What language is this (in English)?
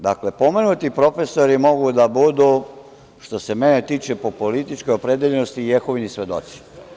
Serbian